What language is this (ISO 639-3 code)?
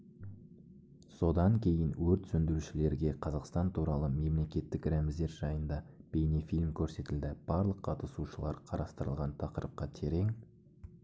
kaz